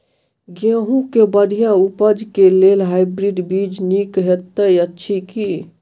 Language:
Maithili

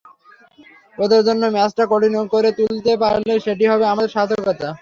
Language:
Bangla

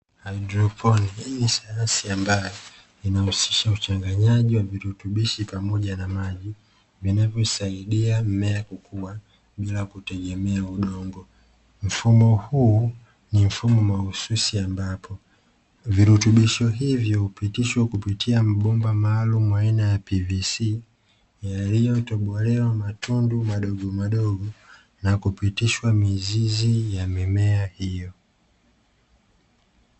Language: Swahili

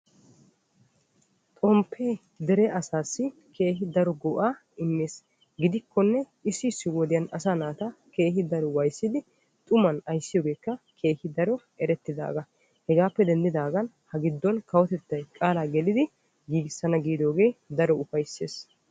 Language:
Wolaytta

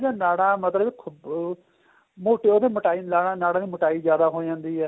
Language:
Punjabi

